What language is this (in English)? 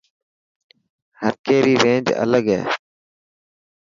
Dhatki